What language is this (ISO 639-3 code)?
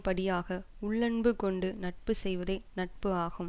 tam